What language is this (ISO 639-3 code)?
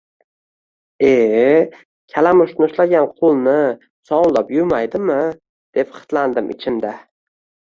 uzb